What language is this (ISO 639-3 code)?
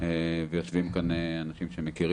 heb